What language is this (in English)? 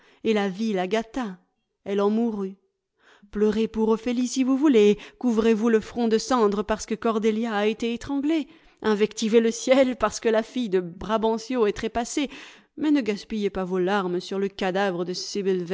French